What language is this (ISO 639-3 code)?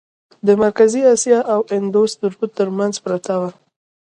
pus